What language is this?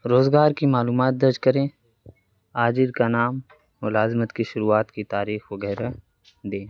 Urdu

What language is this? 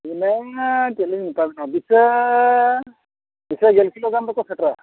Santali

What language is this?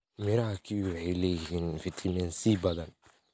Somali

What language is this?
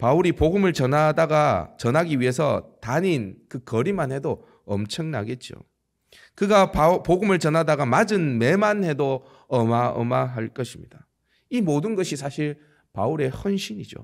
Korean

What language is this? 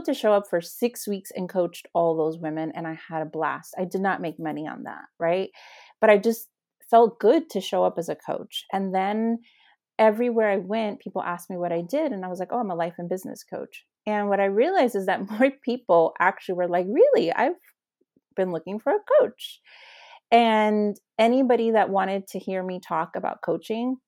English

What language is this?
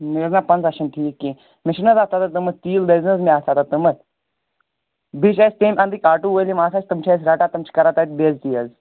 Kashmiri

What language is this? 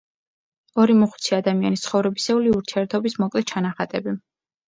Georgian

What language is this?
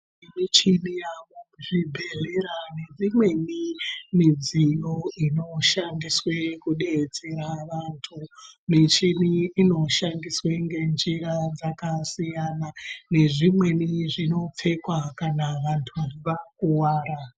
Ndau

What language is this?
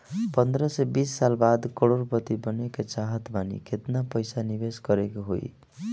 Bhojpuri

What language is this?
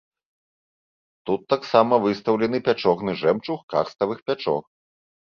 Belarusian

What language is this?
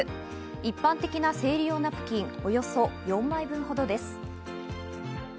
Japanese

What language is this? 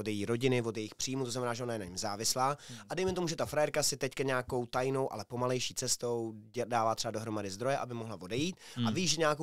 Czech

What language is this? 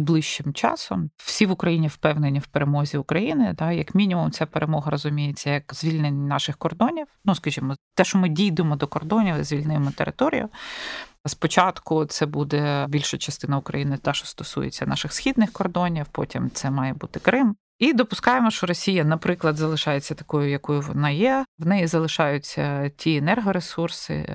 Ukrainian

